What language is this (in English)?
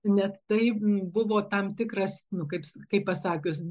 Lithuanian